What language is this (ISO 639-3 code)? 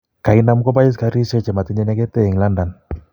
kln